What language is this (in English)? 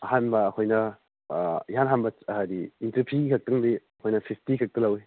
Manipuri